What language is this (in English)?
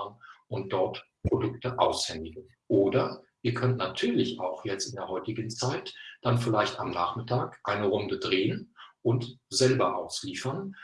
German